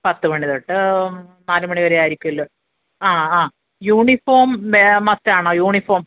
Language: Malayalam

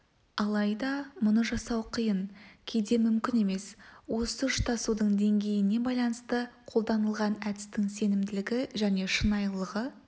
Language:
Kazakh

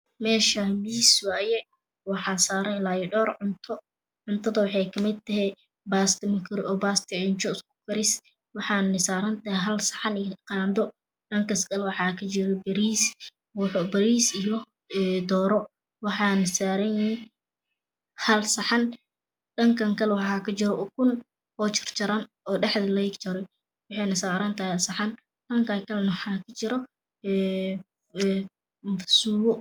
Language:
Somali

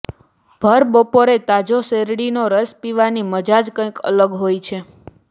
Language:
Gujarati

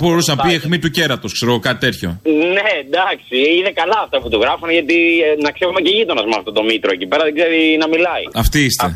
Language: Greek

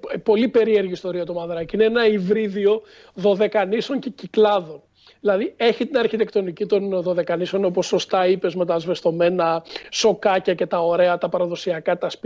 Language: Greek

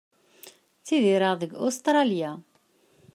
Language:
Kabyle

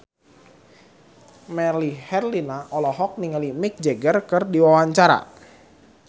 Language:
Sundanese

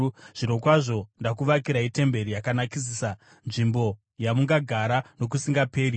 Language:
Shona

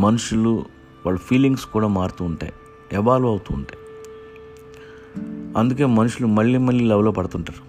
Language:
Telugu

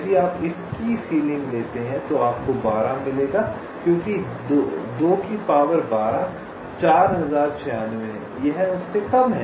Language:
Hindi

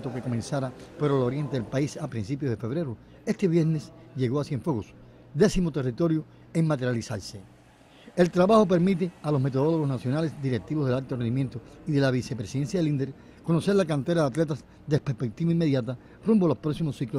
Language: Spanish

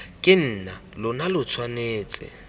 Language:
Tswana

